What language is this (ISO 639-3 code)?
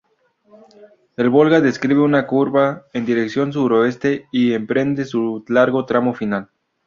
spa